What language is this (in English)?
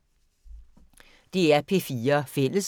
Danish